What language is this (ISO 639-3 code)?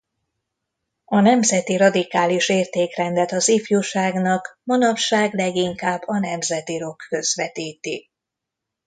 hun